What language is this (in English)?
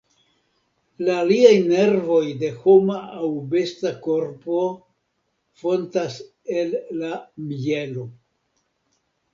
Esperanto